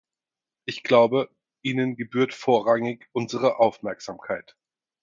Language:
German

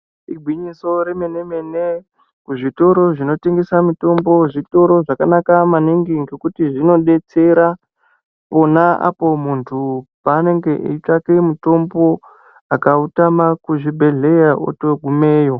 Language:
Ndau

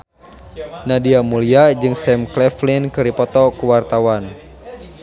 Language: Sundanese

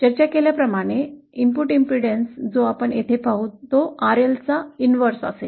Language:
Marathi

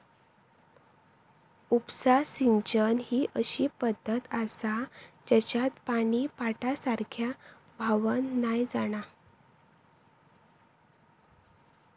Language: Marathi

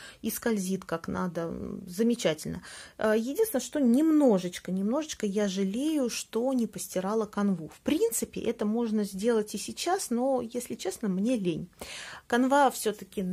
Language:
Russian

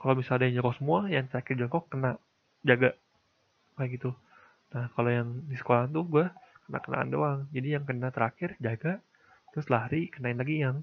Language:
Indonesian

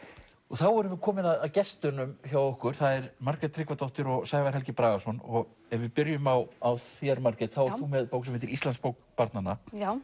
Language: Icelandic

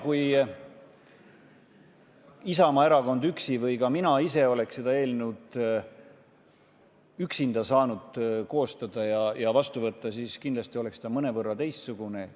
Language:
Estonian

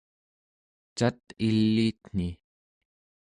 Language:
Central Yupik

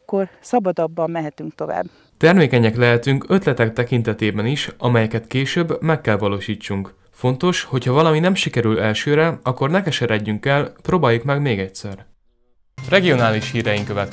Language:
Hungarian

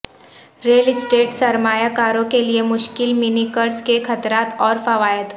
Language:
Urdu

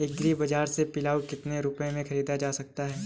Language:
Hindi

